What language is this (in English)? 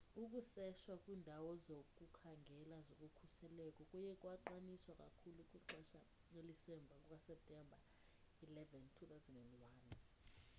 Xhosa